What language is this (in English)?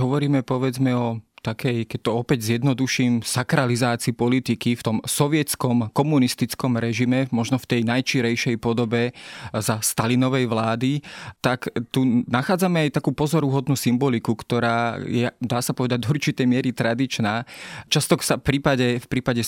Slovak